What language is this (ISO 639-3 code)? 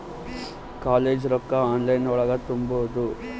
kan